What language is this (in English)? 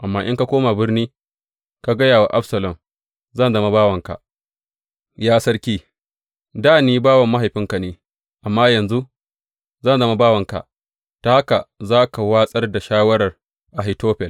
Hausa